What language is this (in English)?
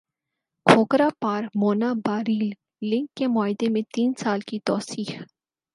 Urdu